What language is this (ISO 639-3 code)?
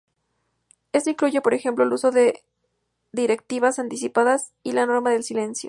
spa